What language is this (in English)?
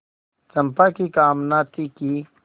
Hindi